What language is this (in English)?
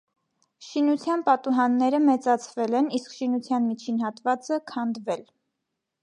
Armenian